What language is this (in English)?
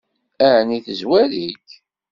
Kabyle